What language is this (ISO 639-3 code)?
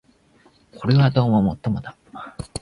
jpn